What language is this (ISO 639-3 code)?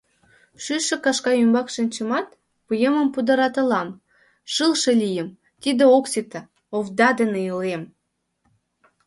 chm